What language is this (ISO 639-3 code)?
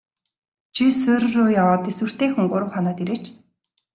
mon